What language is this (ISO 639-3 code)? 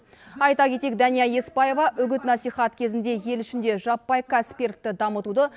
kaz